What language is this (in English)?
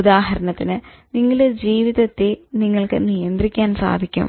Malayalam